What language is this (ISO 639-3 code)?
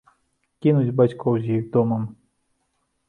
bel